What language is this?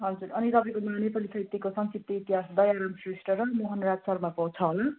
Nepali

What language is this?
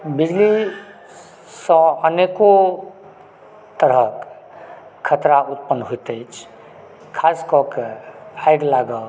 Maithili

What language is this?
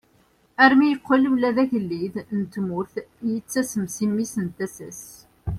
Kabyle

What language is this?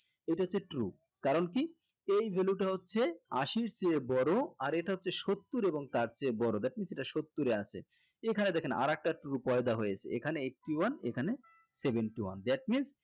Bangla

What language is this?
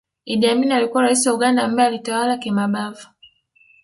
Swahili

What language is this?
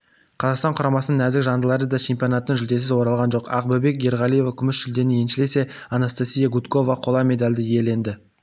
Kazakh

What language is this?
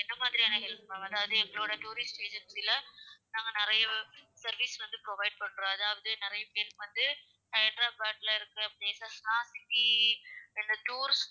Tamil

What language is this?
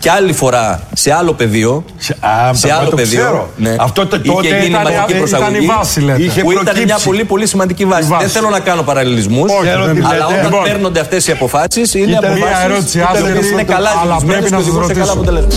Greek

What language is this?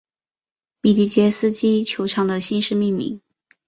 Chinese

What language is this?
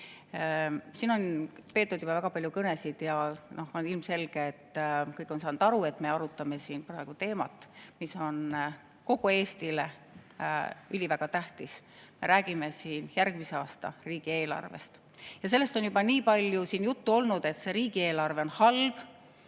Estonian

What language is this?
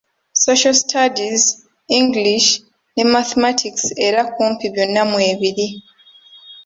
Ganda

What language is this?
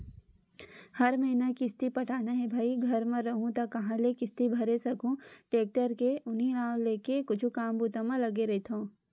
Chhattisgarhi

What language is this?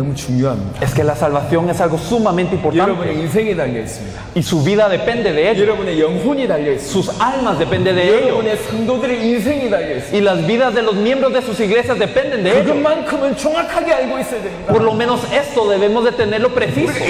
Spanish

